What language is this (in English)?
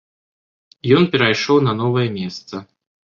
Belarusian